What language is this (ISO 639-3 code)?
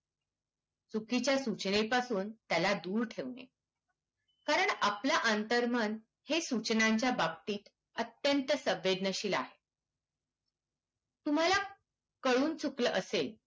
mar